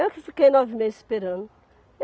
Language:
Portuguese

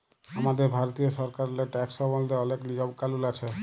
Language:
Bangla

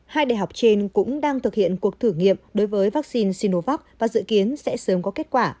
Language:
Vietnamese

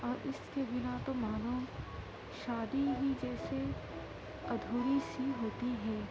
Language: Urdu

